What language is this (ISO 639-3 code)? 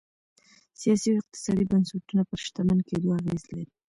pus